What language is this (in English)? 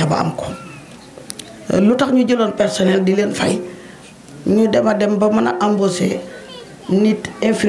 French